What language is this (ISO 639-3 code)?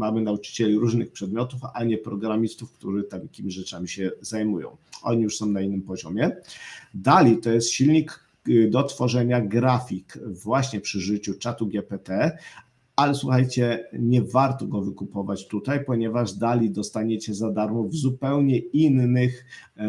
pol